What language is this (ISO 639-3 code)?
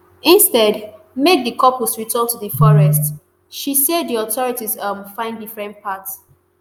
pcm